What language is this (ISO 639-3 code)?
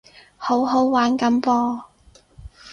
yue